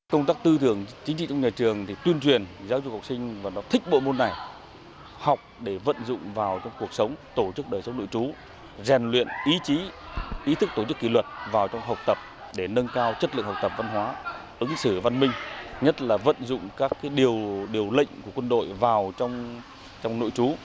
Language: Vietnamese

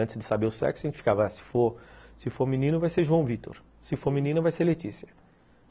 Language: Portuguese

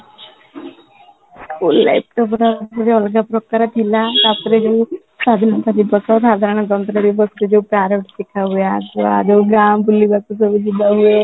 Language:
Odia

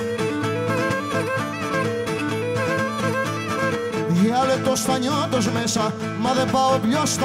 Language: Greek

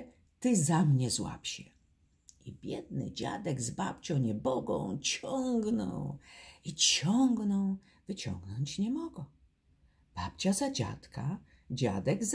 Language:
Polish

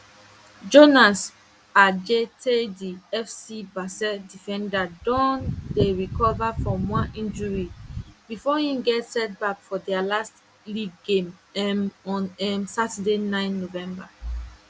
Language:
Nigerian Pidgin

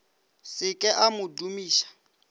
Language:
Northern Sotho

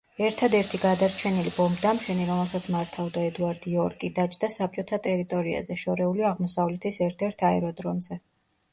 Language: Georgian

